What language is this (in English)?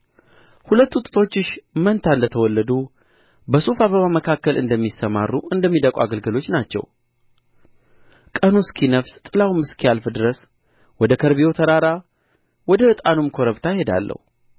Amharic